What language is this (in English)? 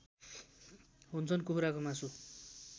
Nepali